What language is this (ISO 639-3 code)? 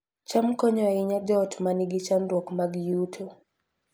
luo